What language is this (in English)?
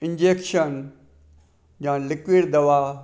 Sindhi